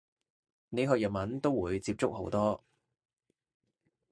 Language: Cantonese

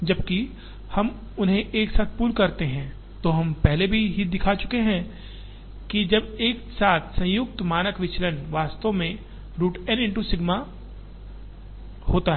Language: Hindi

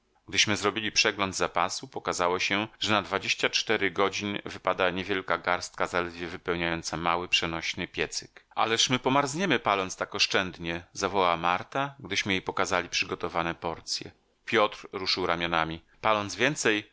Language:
Polish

